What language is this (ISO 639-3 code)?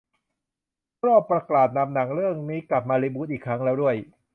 tha